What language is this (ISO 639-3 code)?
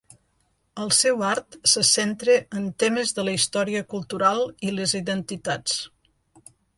cat